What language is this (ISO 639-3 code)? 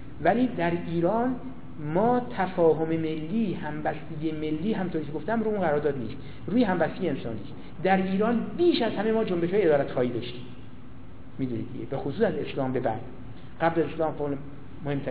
fas